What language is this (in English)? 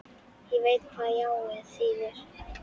Icelandic